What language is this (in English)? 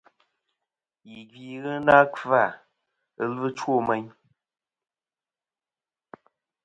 Kom